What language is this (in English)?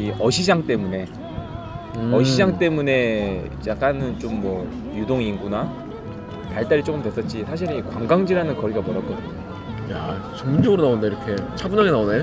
Korean